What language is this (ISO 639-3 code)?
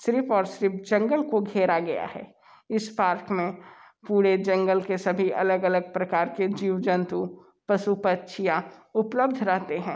hin